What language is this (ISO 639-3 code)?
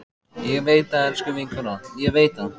isl